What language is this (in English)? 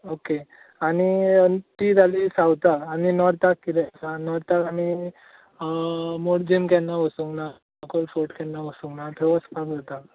Konkani